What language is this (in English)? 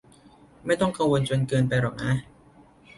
Thai